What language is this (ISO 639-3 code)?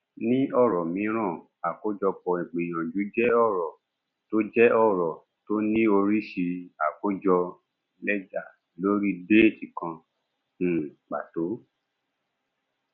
yor